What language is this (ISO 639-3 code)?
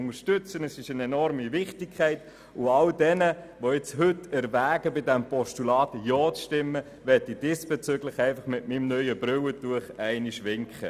gsw